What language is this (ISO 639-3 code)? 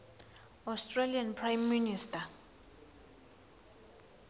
ssw